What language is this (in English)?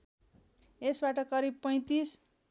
Nepali